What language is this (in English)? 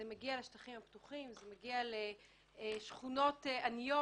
Hebrew